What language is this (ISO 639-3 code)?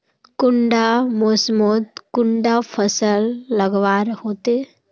mag